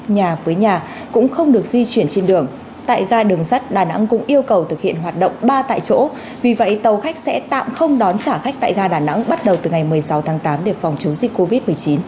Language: Vietnamese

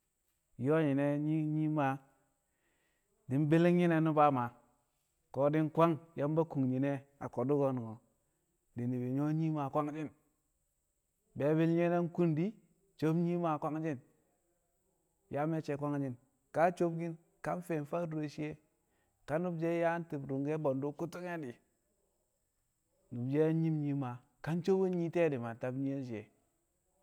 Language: Kamo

